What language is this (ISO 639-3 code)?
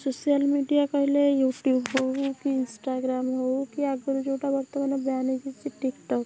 ori